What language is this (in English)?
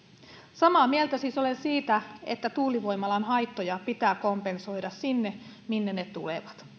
Finnish